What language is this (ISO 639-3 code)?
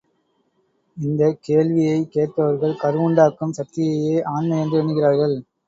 tam